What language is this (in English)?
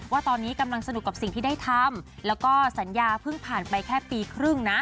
Thai